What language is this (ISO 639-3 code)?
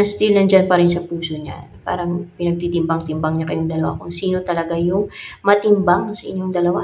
fil